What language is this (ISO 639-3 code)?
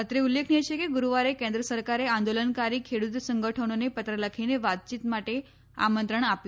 guj